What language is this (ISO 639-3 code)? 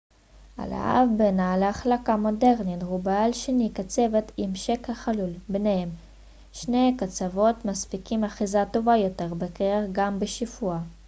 heb